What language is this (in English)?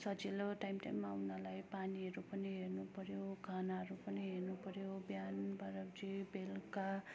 Nepali